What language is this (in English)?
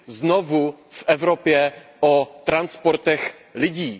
Czech